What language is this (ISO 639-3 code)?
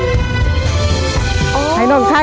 tha